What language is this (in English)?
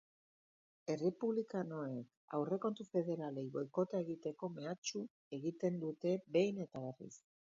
Basque